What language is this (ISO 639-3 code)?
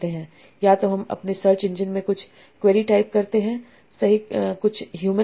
hin